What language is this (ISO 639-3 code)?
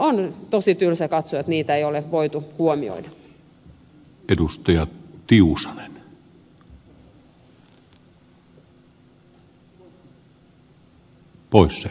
fin